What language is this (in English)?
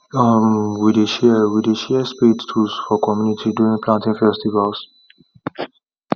Nigerian Pidgin